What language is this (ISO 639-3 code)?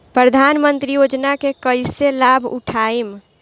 bho